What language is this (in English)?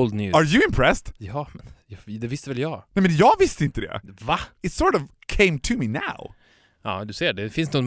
Swedish